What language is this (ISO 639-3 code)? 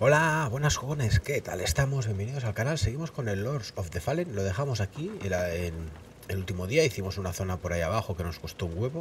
spa